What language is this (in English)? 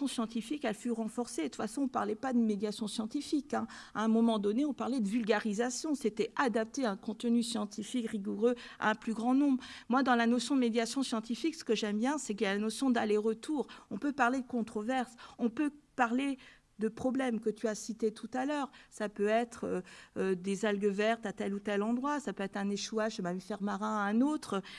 French